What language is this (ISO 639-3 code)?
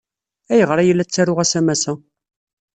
kab